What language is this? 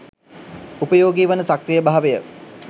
Sinhala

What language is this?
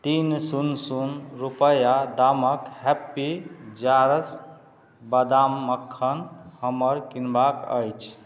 Maithili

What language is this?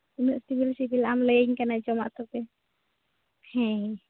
Santali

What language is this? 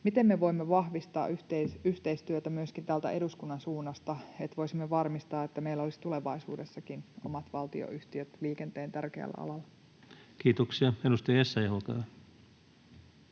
Finnish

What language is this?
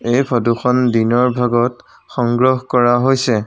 Assamese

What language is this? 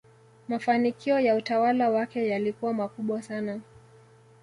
Swahili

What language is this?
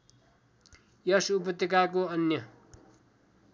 Nepali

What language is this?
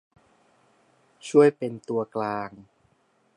Thai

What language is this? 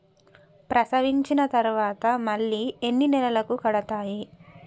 Telugu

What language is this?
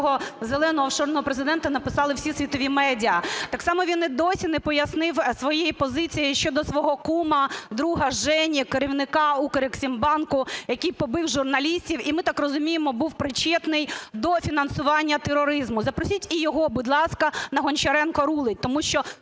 Ukrainian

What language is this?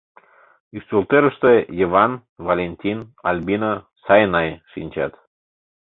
Mari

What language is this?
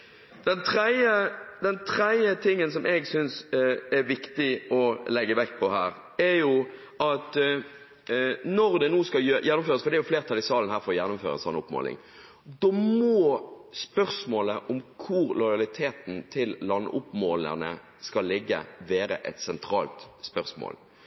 Norwegian Bokmål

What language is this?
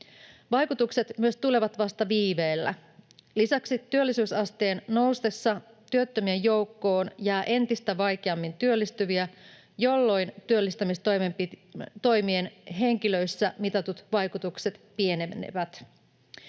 Finnish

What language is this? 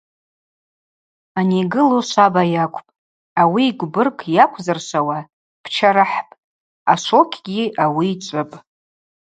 Abaza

